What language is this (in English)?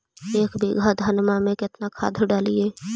Magahi